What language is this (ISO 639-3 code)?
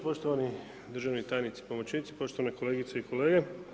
hrv